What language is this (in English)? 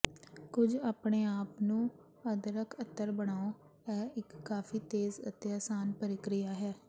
Punjabi